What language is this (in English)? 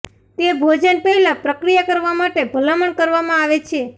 Gujarati